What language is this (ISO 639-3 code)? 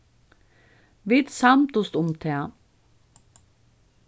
fao